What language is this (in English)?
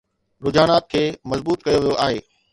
Sindhi